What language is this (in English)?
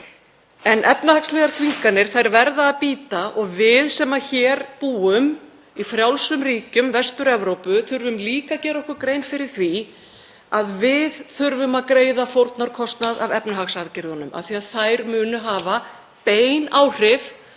Icelandic